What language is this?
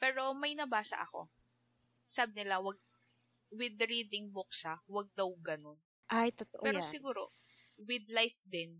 Filipino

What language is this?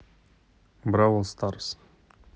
Russian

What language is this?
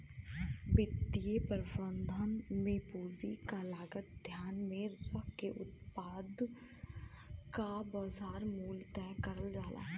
Bhojpuri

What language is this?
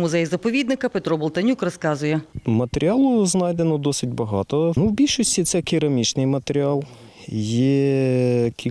Ukrainian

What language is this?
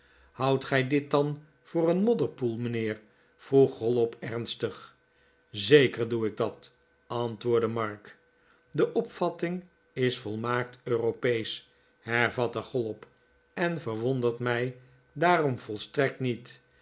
Dutch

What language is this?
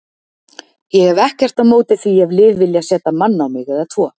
Icelandic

